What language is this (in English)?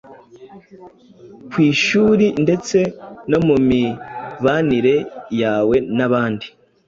Kinyarwanda